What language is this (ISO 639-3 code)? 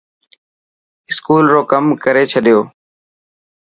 mki